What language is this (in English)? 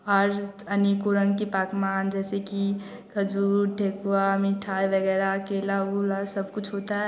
Hindi